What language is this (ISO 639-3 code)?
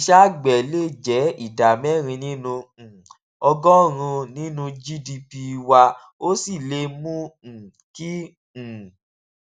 yor